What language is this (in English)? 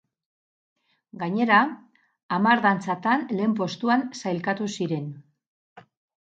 Basque